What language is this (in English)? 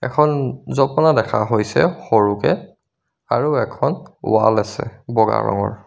Assamese